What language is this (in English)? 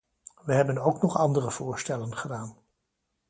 Dutch